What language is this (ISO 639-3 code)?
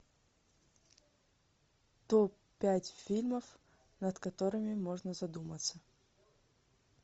rus